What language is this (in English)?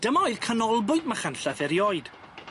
Welsh